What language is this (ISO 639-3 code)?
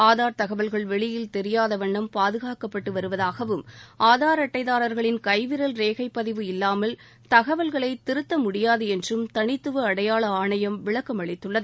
tam